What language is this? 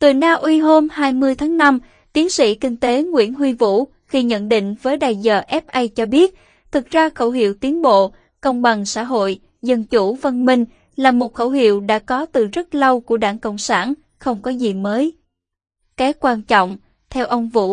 Vietnamese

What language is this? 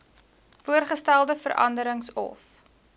Afrikaans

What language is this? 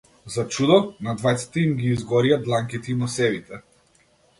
Macedonian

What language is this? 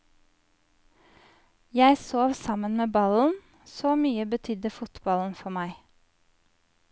Norwegian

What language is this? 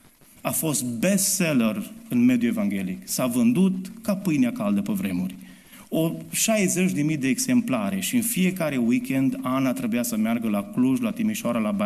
Romanian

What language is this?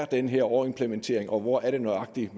Danish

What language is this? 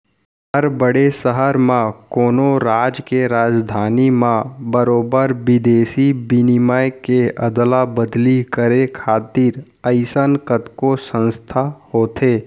Chhattisgarhi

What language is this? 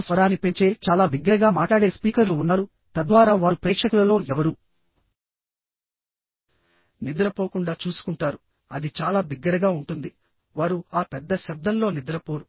Telugu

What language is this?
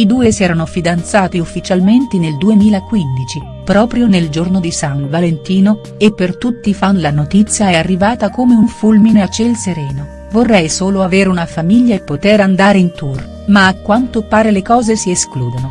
Italian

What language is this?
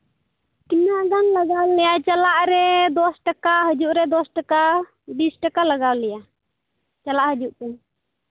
Santali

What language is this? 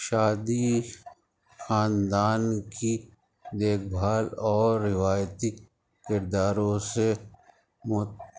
Urdu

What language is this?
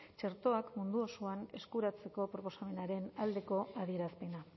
Basque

